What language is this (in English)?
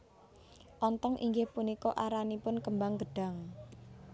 Javanese